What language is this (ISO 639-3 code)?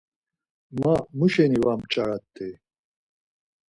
lzz